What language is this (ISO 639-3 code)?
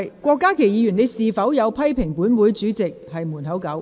yue